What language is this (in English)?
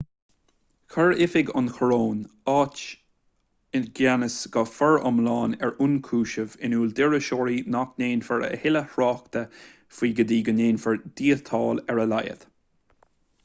Irish